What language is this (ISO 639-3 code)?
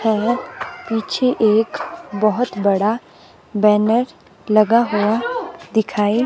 hin